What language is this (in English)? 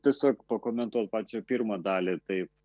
Lithuanian